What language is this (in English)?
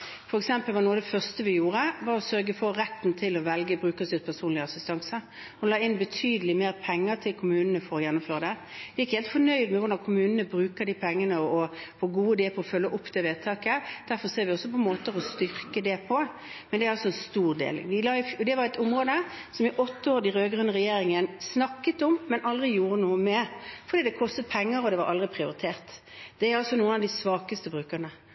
Norwegian Bokmål